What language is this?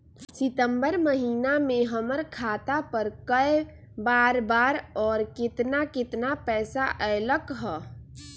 Magahi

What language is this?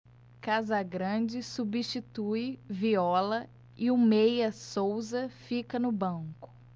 Portuguese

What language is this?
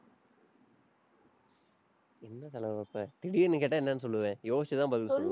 Tamil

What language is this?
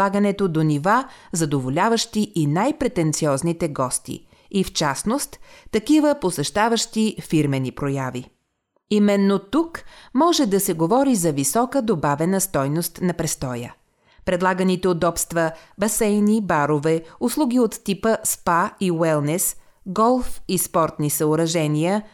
Bulgarian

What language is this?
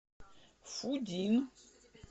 Russian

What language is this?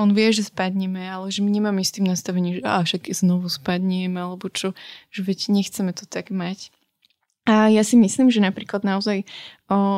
Slovak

